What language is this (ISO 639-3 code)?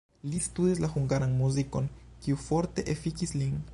epo